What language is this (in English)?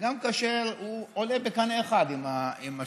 Hebrew